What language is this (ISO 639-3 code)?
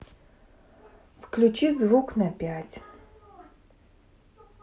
rus